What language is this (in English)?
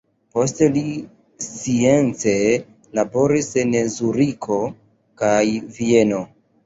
Esperanto